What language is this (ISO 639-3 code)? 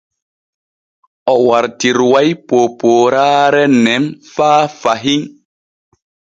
fue